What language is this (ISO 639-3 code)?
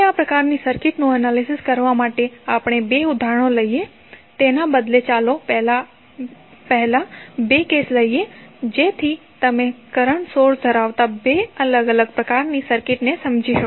guj